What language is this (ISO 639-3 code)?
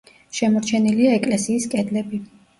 kat